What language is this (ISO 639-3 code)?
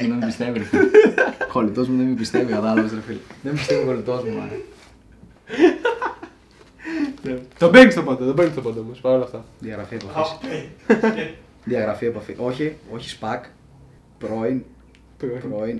ell